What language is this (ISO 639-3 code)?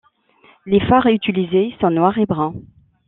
fra